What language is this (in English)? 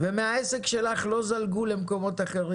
Hebrew